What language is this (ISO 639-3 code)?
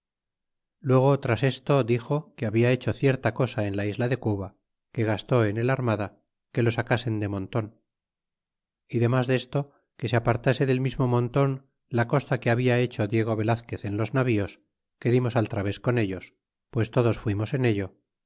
spa